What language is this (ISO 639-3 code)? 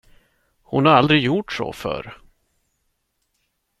swe